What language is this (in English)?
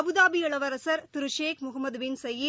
Tamil